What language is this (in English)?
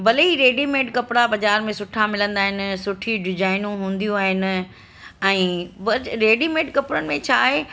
Sindhi